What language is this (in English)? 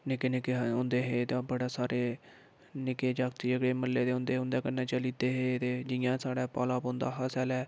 Dogri